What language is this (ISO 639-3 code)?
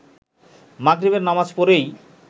ben